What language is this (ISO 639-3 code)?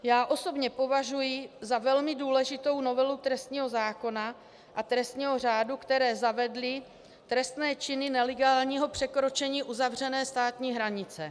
ces